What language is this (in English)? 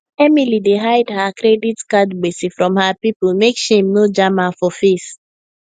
Nigerian Pidgin